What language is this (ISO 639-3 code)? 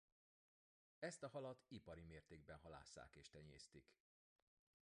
hun